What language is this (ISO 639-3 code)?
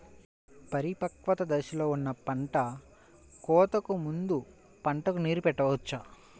tel